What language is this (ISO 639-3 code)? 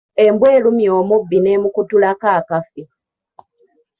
lug